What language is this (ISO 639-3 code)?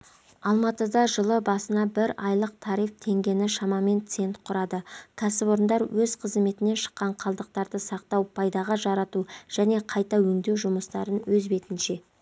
kaz